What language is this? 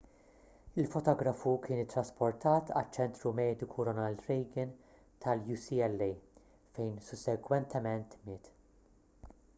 Maltese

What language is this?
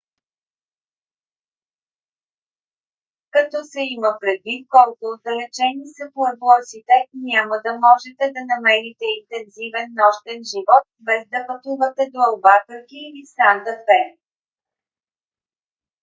Bulgarian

